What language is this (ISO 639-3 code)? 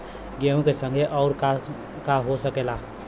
bho